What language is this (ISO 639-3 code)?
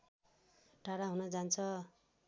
nep